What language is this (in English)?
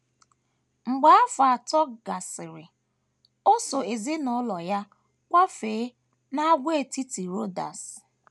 Igbo